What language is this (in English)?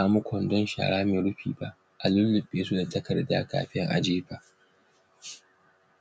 Hausa